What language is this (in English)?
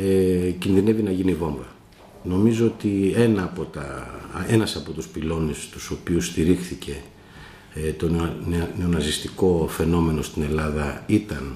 Greek